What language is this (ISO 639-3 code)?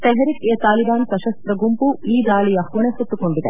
kan